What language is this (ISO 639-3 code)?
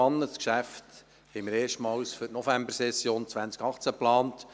gsw